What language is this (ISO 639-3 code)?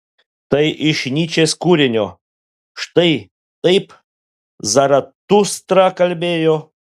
lit